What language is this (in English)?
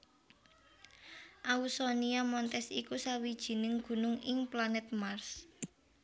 Javanese